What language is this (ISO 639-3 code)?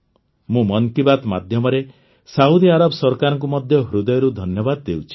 ori